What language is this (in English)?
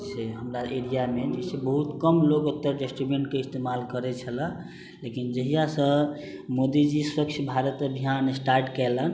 Maithili